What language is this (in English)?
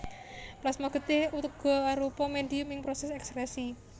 Javanese